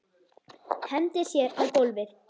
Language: Icelandic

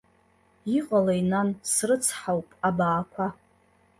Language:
Abkhazian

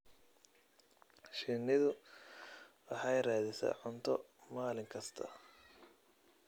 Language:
Somali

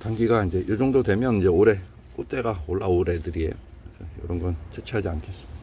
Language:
Korean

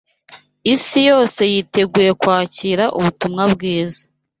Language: Kinyarwanda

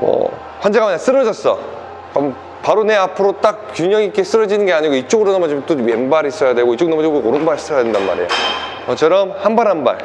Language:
Korean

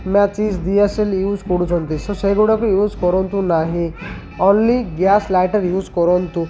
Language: Odia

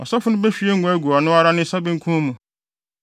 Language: Akan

